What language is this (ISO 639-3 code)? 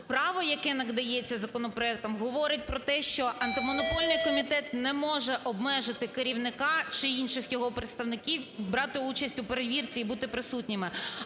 ukr